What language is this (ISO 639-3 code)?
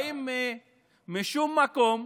heb